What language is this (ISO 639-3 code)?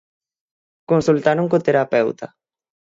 glg